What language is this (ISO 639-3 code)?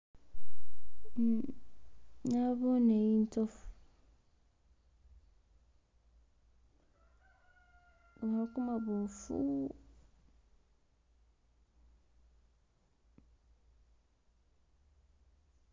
myx